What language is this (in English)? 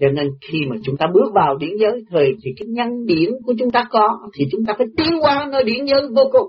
Vietnamese